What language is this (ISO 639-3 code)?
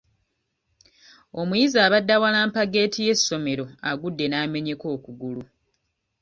lug